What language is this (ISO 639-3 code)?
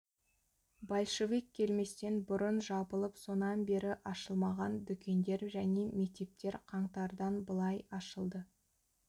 kaz